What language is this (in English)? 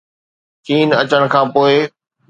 Sindhi